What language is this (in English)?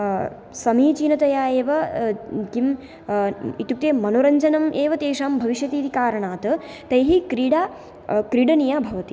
Sanskrit